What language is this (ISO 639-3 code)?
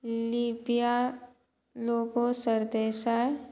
kok